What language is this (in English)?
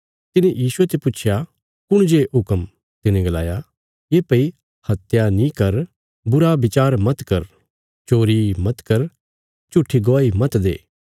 Bilaspuri